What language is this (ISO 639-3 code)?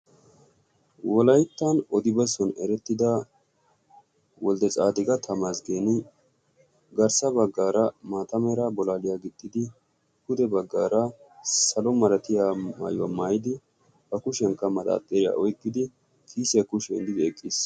wal